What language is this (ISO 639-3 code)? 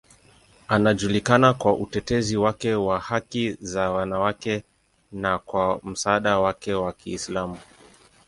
swa